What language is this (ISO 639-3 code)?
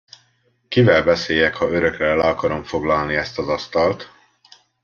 hun